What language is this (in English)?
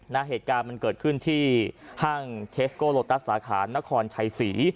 Thai